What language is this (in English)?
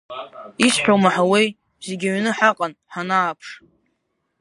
Abkhazian